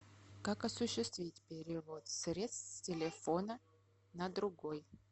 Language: Russian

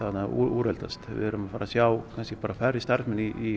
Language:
Icelandic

